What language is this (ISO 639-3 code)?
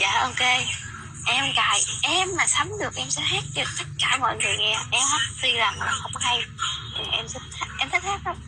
vie